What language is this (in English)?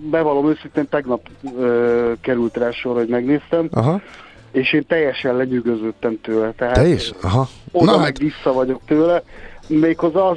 Hungarian